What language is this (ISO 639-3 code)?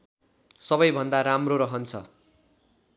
nep